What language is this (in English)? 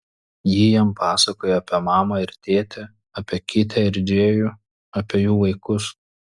Lithuanian